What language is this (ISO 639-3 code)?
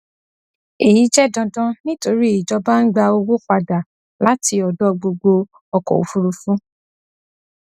yor